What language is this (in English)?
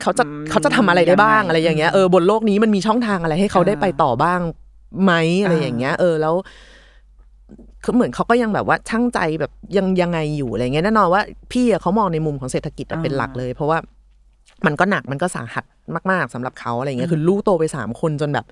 Thai